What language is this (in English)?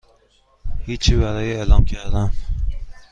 Persian